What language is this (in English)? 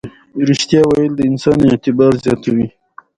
Pashto